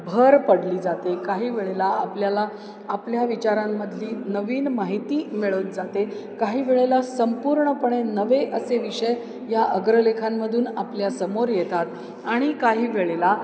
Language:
Marathi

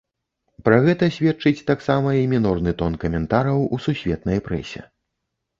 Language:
Belarusian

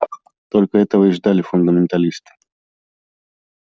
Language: Russian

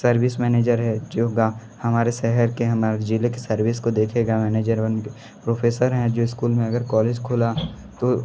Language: Hindi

